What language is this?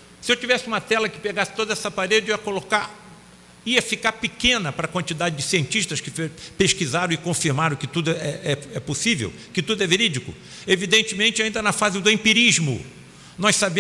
Portuguese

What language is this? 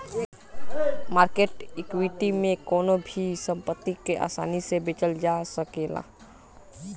Bhojpuri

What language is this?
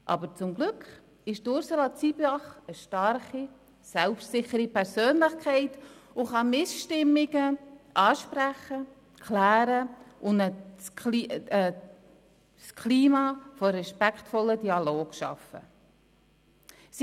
Swiss German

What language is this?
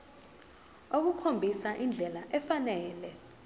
Zulu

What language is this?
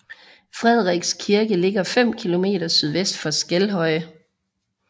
Danish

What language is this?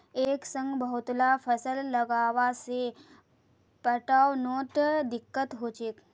Magahi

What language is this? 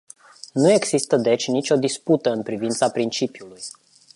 Romanian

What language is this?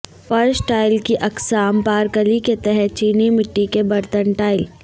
Urdu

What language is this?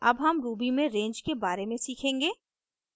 Hindi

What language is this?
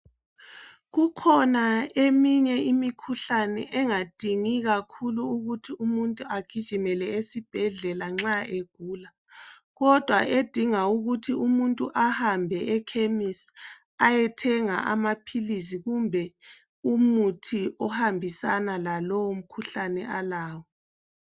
North Ndebele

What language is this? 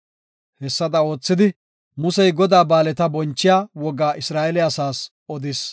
Gofa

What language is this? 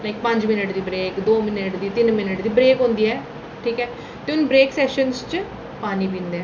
Dogri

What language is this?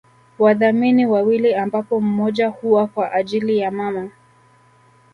Swahili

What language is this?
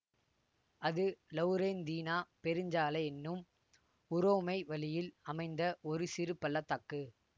Tamil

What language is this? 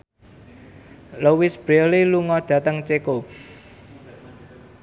Javanese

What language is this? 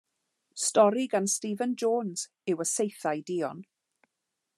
Welsh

